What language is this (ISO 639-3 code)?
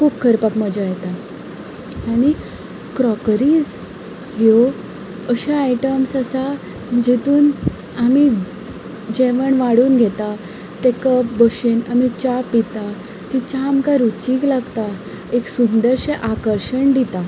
kok